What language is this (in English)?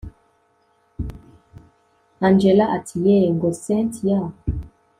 Kinyarwanda